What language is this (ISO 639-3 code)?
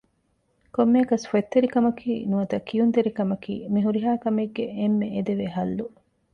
div